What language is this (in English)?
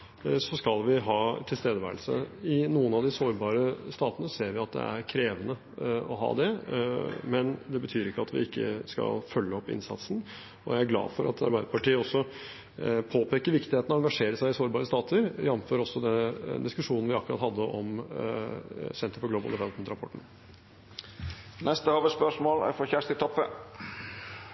Norwegian